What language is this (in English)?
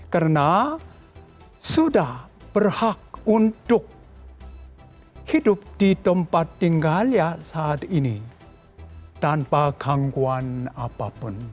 Indonesian